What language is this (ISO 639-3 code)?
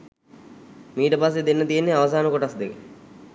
sin